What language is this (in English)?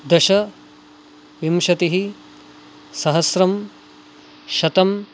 Sanskrit